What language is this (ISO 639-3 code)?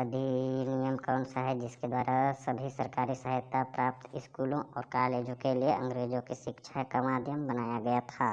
hin